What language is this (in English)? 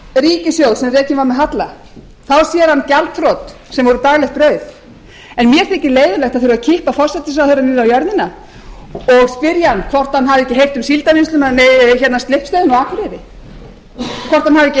Icelandic